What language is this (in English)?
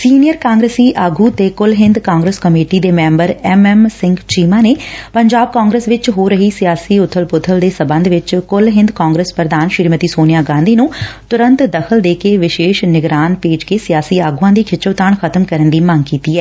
Punjabi